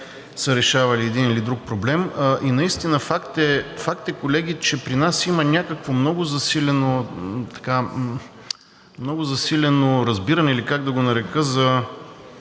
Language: Bulgarian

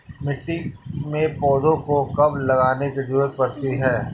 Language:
Hindi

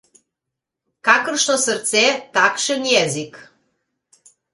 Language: Slovenian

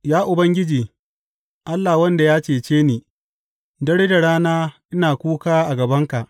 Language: Hausa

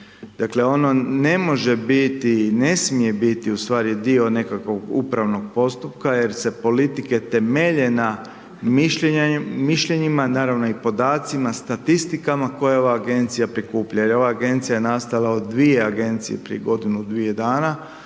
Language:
Croatian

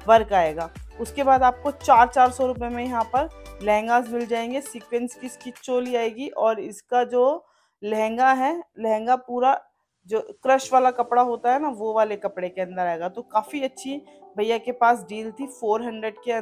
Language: Hindi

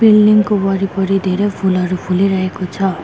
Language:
Nepali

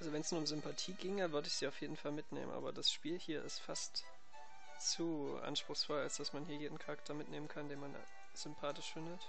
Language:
German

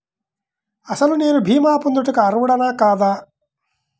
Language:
Telugu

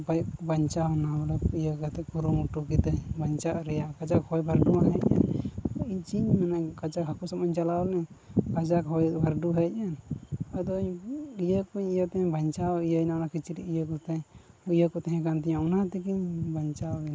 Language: Santali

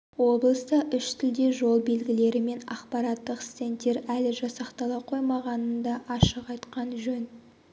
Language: Kazakh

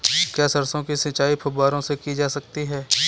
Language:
Hindi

